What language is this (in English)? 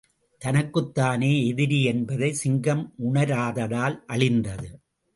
Tamil